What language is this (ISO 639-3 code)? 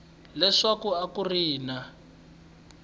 tso